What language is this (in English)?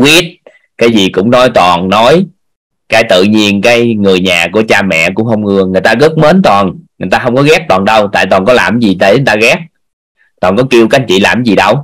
Vietnamese